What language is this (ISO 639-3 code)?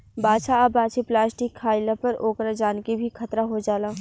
bho